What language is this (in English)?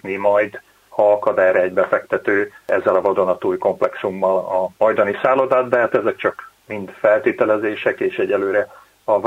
Hungarian